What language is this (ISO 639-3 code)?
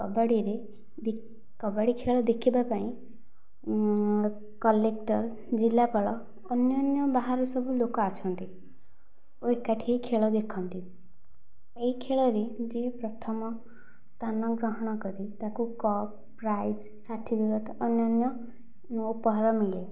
ori